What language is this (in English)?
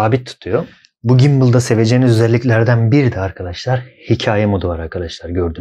Turkish